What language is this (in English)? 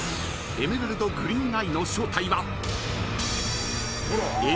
Japanese